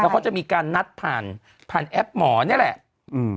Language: Thai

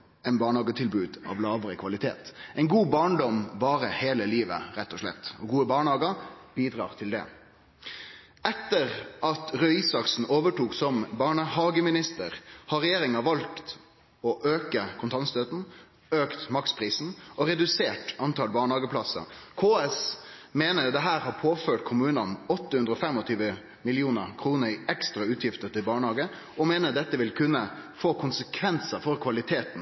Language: Norwegian Nynorsk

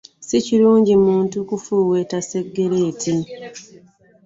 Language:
Ganda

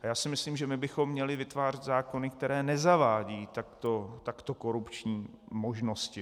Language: Czech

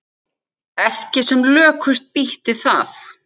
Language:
Icelandic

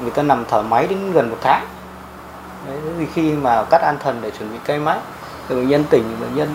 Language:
Vietnamese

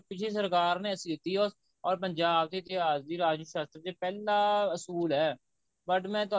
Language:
Punjabi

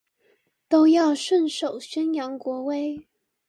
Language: Chinese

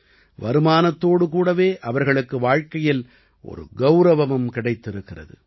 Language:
Tamil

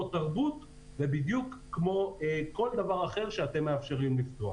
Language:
Hebrew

